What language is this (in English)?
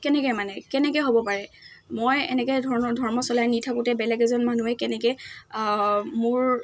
Assamese